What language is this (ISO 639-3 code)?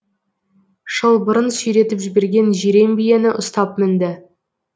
kaz